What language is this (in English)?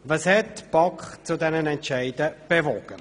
Swiss German